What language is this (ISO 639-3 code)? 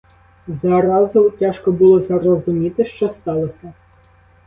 ukr